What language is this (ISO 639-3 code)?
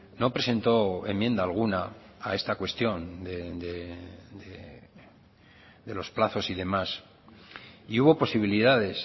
spa